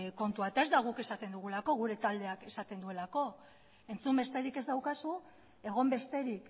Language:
Basque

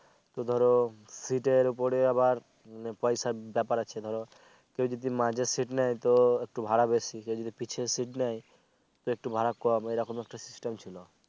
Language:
Bangla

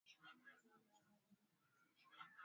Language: Swahili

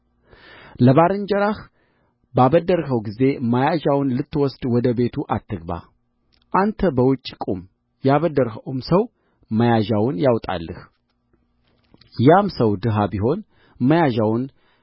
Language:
Amharic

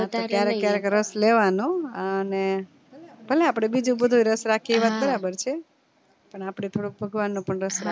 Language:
Gujarati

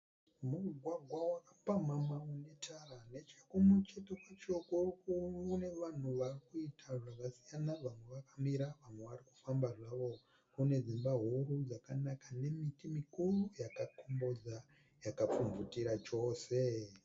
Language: Shona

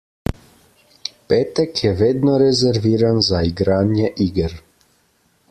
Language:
Slovenian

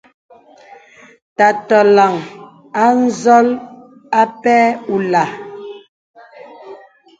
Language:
Bebele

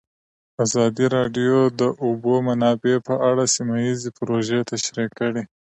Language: Pashto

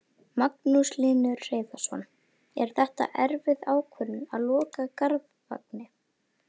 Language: Icelandic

